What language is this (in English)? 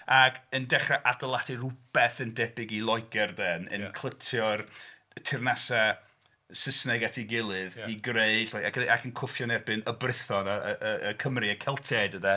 Welsh